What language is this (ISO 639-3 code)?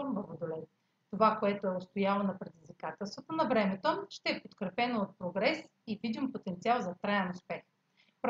bul